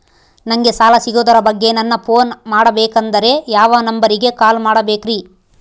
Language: Kannada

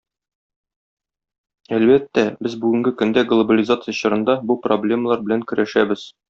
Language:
Tatar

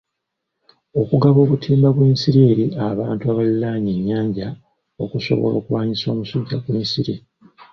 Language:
Ganda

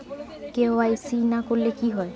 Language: Bangla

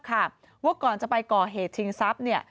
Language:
Thai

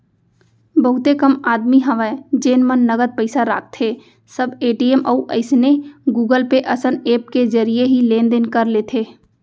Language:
Chhattisgarhi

